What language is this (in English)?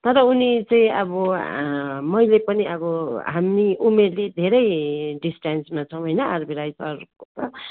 Nepali